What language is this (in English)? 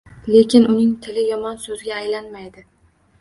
Uzbek